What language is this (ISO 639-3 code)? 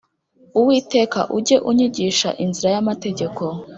kin